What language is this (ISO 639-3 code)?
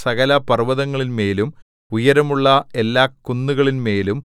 mal